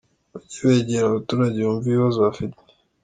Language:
Kinyarwanda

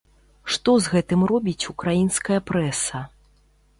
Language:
Belarusian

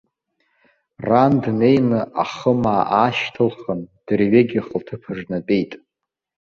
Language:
Abkhazian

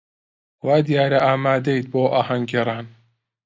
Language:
Central Kurdish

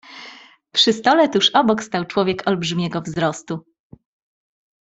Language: Polish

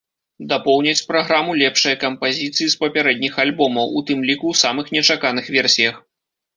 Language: Belarusian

